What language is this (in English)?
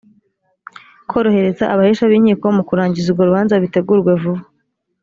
Kinyarwanda